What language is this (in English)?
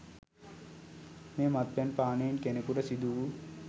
Sinhala